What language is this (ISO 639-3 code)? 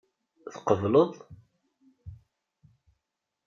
kab